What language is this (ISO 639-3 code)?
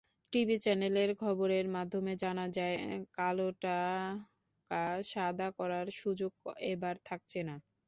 ben